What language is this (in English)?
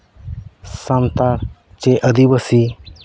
Santali